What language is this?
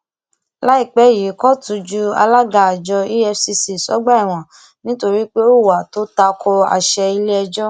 Yoruba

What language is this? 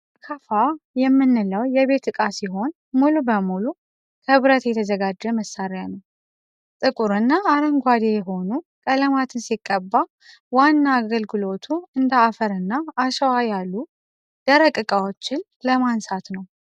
Amharic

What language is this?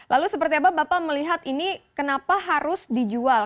Indonesian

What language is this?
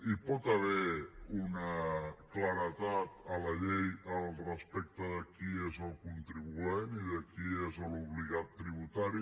Catalan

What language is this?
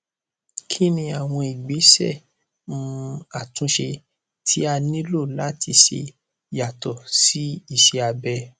Yoruba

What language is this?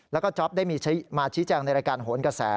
Thai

